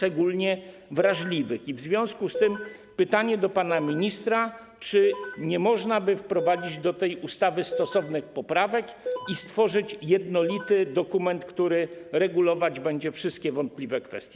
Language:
Polish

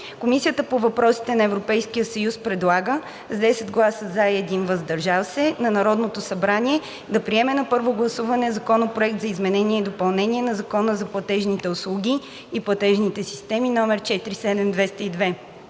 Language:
Bulgarian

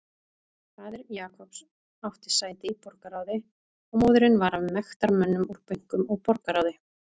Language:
Icelandic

